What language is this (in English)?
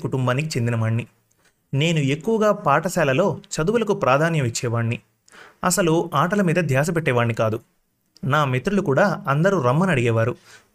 Telugu